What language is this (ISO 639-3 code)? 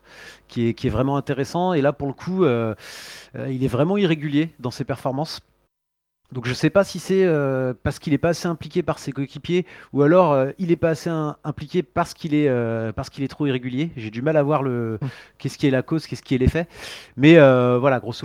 fra